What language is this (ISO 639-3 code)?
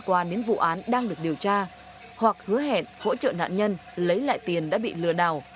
vie